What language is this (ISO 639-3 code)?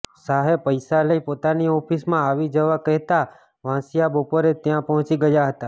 guj